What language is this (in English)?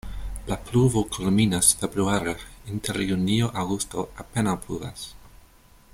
Esperanto